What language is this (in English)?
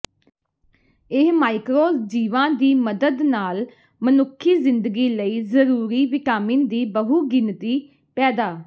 Punjabi